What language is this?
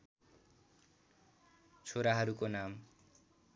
Nepali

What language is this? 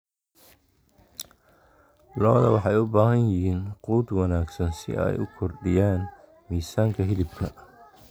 Somali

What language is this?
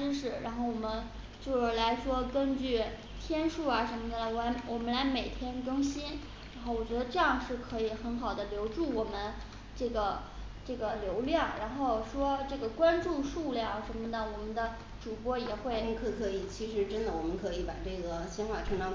Chinese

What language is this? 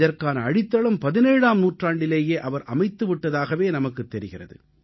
Tamil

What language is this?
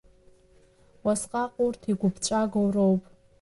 Abkhazian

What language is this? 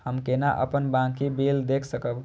Maithili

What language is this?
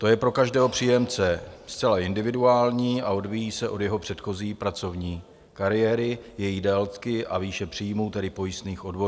Czech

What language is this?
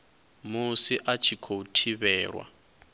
Venda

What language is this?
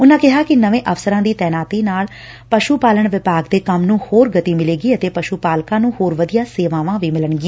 Punjabi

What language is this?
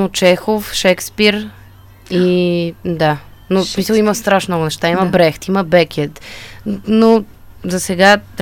Bulgarian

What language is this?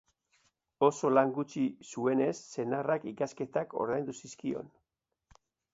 Basque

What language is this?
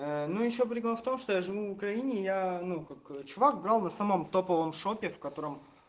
Russian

